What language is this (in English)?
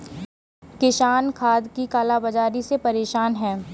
Hindi